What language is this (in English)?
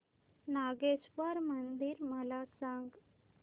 Marathi